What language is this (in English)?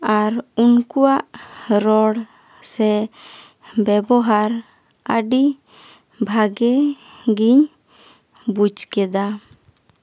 Santali